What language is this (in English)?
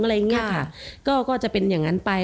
Thai